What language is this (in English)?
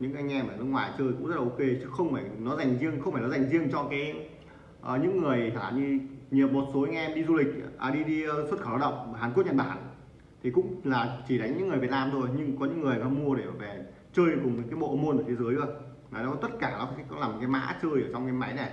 Vietnamese